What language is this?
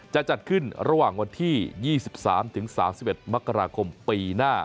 Thai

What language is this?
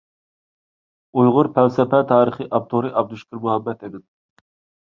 Uyghur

